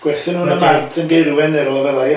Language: Welsh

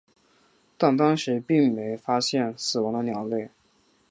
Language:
Chinese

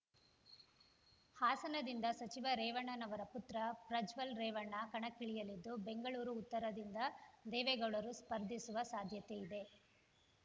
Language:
Kannada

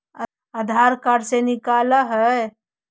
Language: Magahi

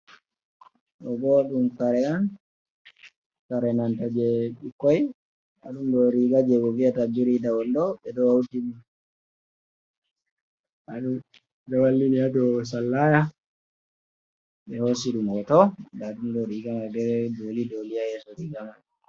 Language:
Fula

